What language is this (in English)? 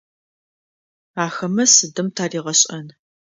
Adyghe